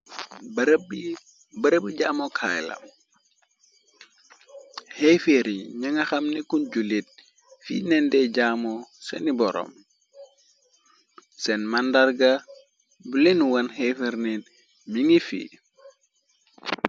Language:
Wolof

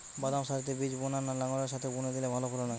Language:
Bangla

